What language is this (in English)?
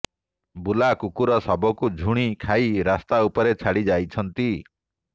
Odia